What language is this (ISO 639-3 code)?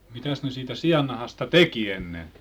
fin